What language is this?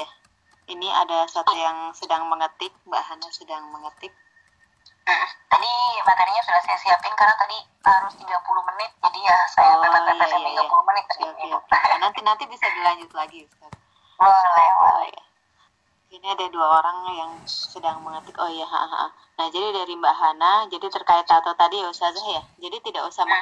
Indonesian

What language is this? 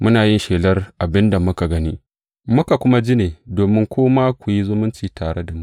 Hausa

